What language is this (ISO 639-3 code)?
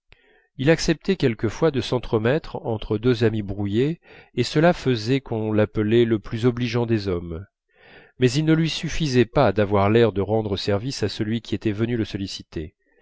fra